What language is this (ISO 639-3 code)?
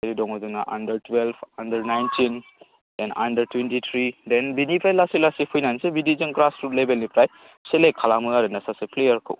brx